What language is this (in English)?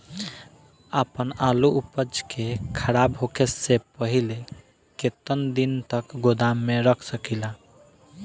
Bhojpuri